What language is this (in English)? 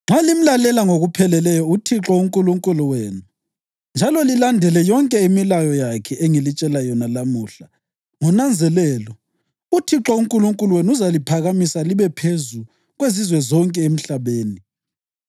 North Ndebele